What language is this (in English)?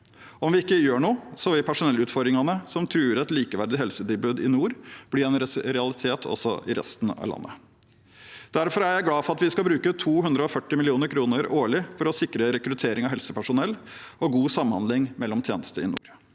Norwegian